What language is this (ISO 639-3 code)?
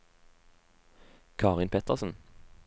nor